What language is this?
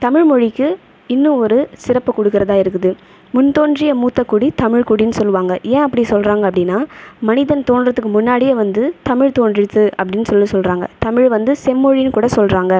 Tamil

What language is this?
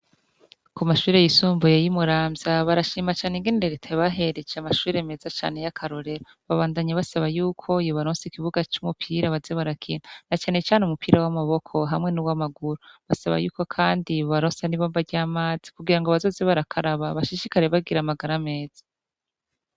Rundi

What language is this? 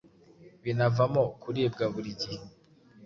Kinyarwanda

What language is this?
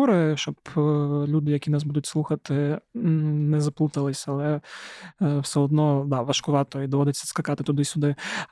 Ukrainian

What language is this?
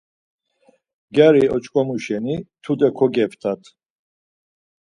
Laz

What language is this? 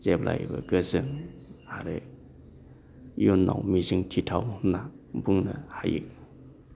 Bodo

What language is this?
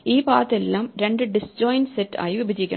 Malayalam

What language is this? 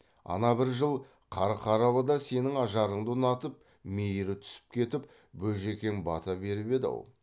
Kazakh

